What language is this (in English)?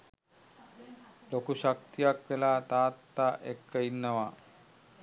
Sinhala